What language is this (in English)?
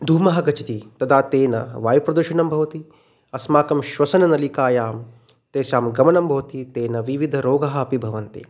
Sanskrit